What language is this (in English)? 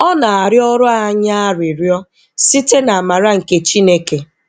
Igbo